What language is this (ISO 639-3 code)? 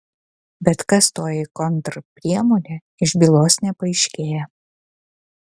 lit